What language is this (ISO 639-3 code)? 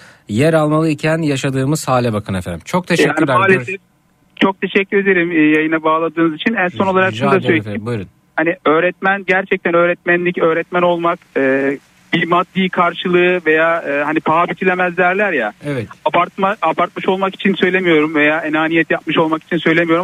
tur